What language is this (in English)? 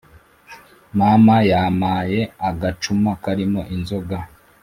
Kinyarwanda